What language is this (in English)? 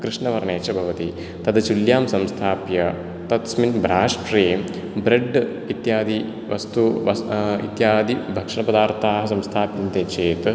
Sanskrit